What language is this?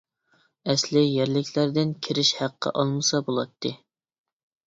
Uyghur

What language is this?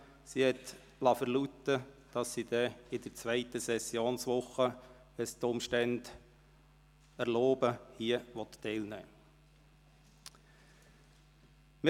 Swiss German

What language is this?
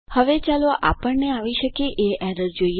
Gujarati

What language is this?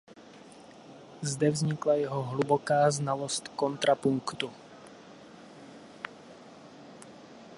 Czech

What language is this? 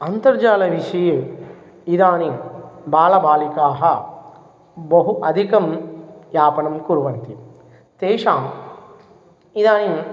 Sanskrit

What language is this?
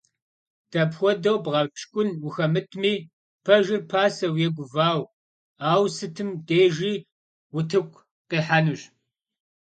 Kabardian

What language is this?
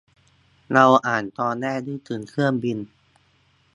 Thai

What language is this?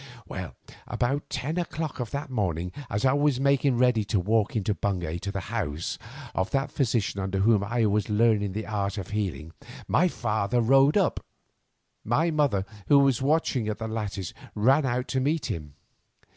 English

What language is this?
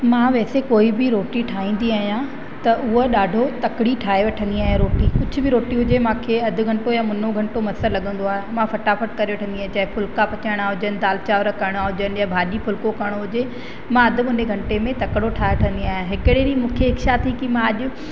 Sindhi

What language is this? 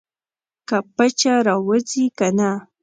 Pashto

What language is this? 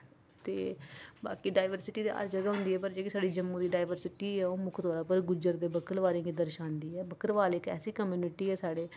Dogri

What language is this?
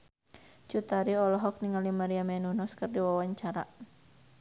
Sundanese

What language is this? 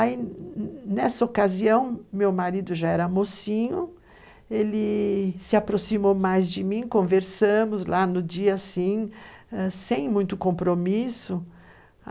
Portuguese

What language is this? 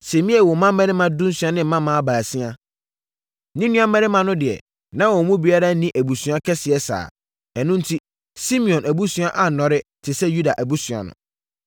Akan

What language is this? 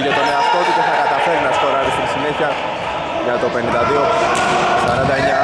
Greek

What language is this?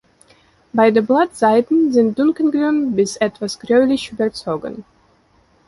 German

